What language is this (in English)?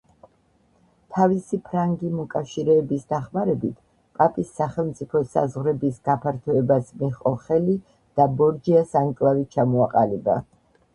Georgian